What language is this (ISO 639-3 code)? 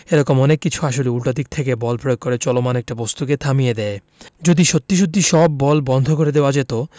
ben